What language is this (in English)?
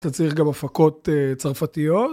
Hebrew